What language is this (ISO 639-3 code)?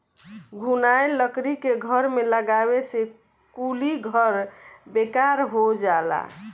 bho